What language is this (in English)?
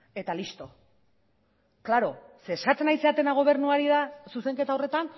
Basque